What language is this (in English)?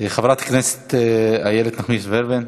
Hebrew